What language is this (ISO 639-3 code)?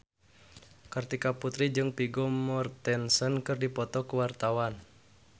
sun